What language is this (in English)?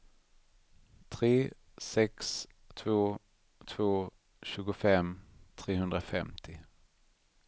Swedish